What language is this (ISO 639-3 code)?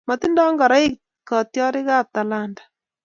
kln